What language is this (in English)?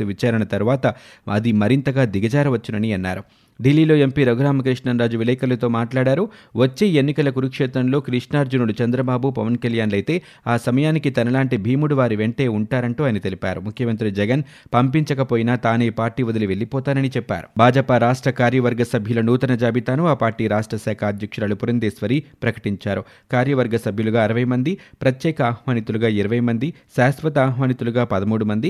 Telugu